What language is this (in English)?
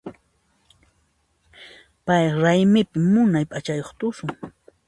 Puno Quechua